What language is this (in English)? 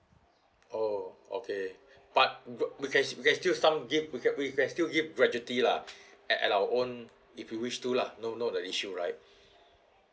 English